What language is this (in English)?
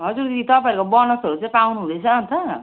Nepali